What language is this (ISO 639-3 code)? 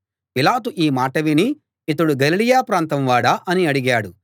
tel